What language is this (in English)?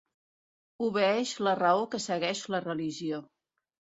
Catalan